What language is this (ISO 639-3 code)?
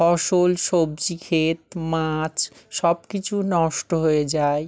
ben